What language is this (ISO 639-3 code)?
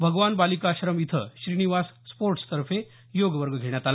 mar